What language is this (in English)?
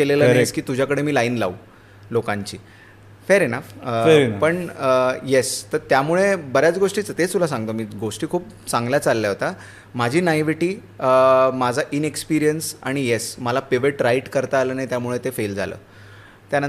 Marathi